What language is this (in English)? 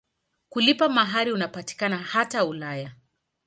Swahili